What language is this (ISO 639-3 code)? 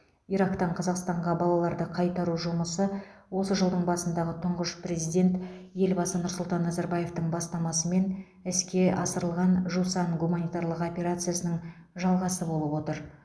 kaz